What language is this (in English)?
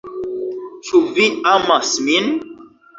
Esperanto